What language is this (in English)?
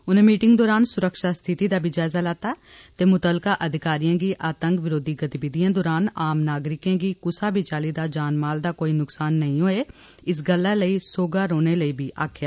Dogri